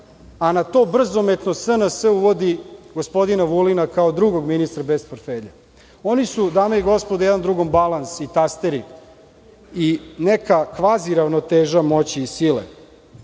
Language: Serbian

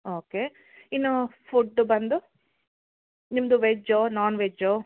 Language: Kannada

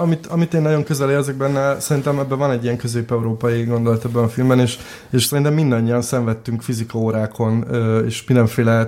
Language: Hungarian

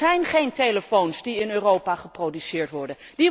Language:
Dutch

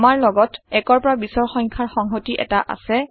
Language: Assamese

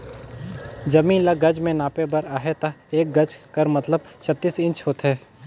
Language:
Chhattisgarhi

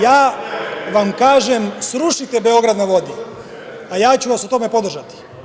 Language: Serbian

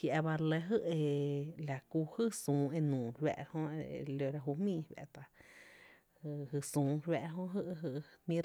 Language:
Tepinapa Chinantec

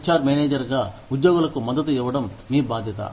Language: Telugu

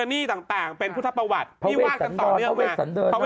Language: Thai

